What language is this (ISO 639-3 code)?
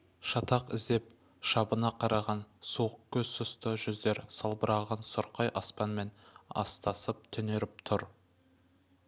kaz